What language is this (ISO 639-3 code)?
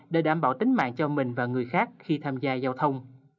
vie